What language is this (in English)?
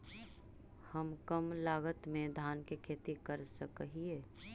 Magahi